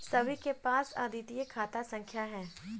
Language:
Hindi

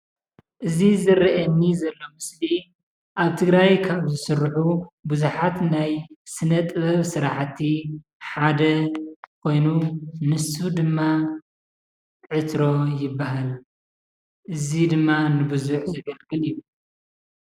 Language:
Tigrinya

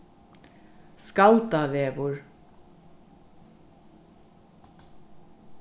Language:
Faroese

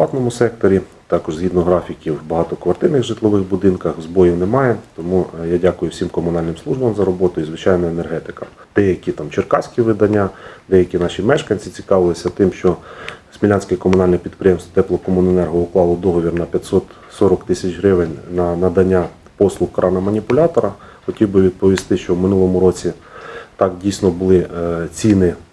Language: Ukrainian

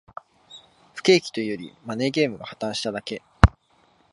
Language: Japanese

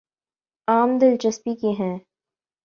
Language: Urdu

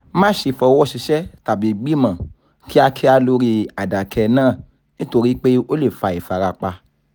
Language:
Yoruba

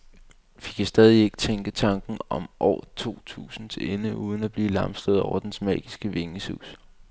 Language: Danish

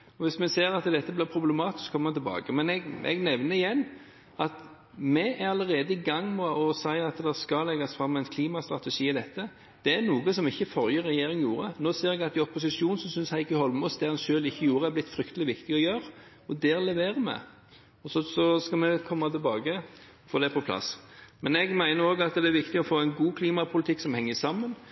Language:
Norwegian Bokmål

